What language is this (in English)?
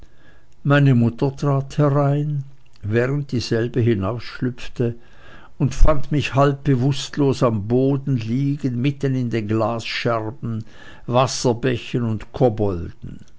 German